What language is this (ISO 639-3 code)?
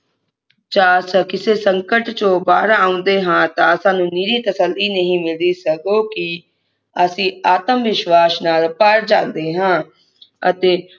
pan